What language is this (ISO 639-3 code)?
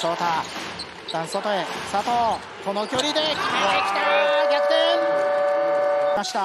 jpn